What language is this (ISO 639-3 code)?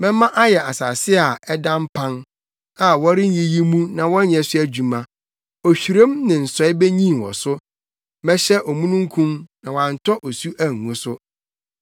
aka